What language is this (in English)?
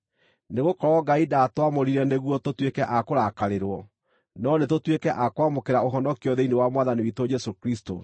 Kikuyu